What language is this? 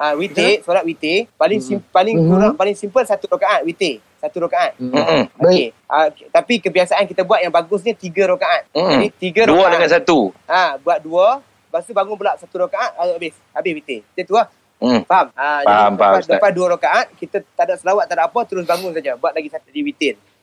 Malay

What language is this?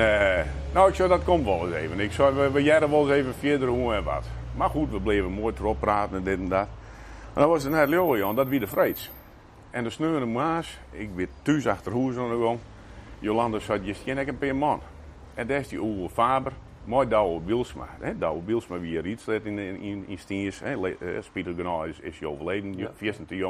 Dutch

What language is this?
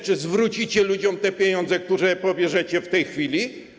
Polish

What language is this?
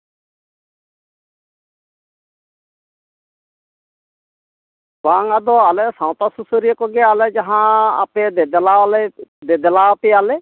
Santali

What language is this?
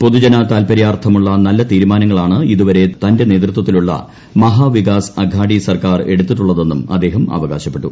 Malayalam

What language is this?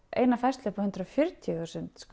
Icelandic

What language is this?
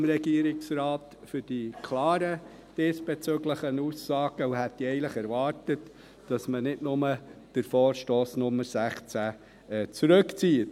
Swiss German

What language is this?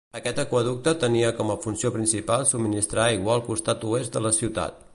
Catalan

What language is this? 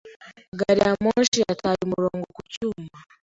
Kinyarwanda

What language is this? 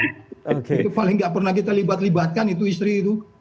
Indonesian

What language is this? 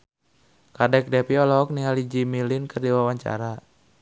Sundanese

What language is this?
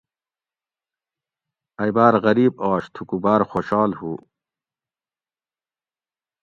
Gawri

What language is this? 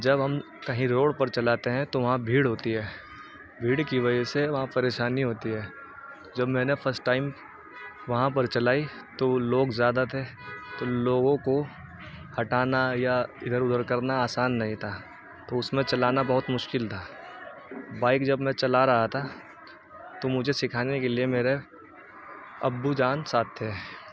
Urdu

